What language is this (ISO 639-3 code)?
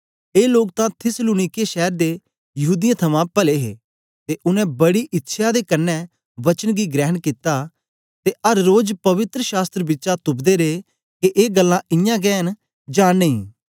doi